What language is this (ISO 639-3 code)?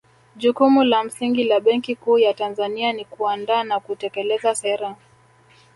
swa